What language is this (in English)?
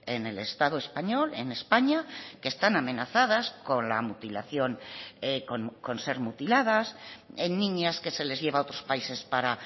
Spanish